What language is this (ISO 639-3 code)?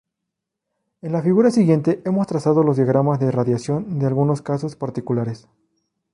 spa